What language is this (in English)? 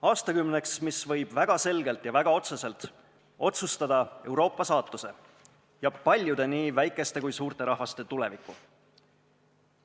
Estonian